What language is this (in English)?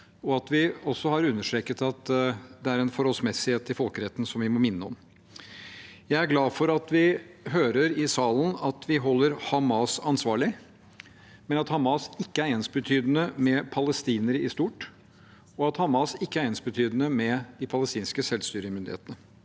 Norwegian